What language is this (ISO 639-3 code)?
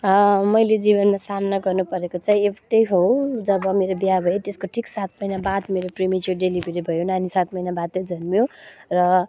nep